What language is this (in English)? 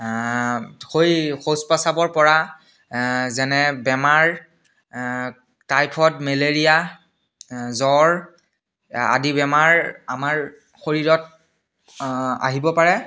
Assamese